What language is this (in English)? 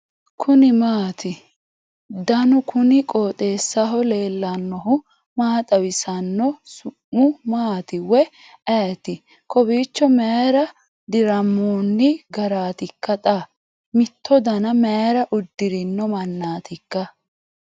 Sidamo